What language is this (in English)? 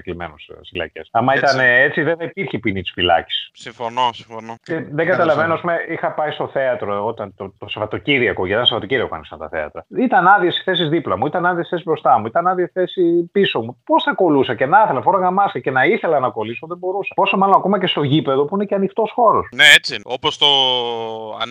Greek